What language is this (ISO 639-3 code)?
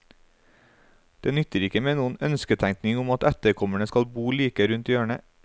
nor